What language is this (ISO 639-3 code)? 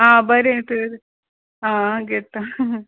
kok